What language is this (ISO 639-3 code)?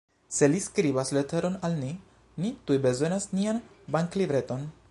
epo